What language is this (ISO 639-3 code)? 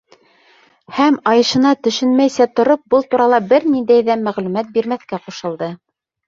bak